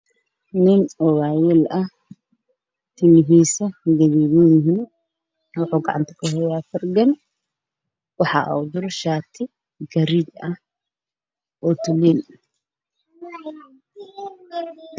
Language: Somali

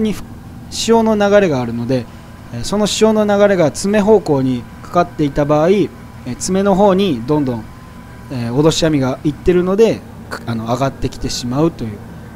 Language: Japanese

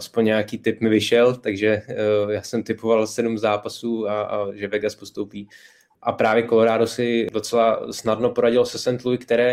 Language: Czech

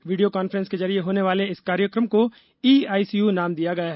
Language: Hindi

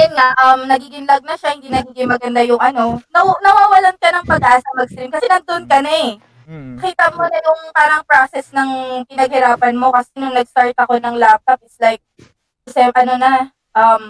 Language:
Filipino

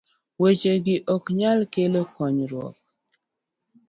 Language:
Luo (Kenya and Tanzania)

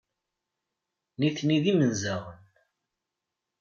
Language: Kabyle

